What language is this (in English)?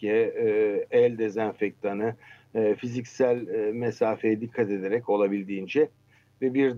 Turkish